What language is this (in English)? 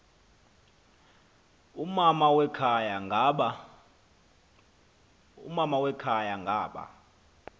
Xhosa